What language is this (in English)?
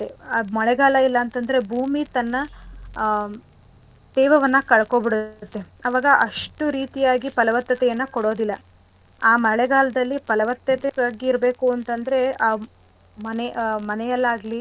Kannada